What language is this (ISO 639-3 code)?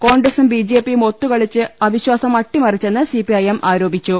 mal